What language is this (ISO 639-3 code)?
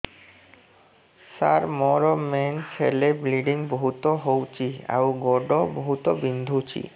ori